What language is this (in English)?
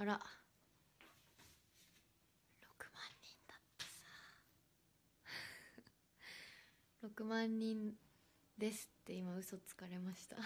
Japanese